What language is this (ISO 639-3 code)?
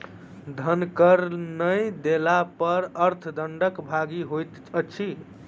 mai